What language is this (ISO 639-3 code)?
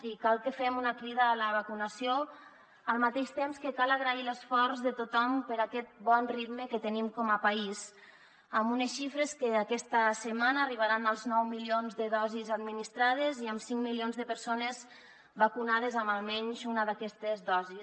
cat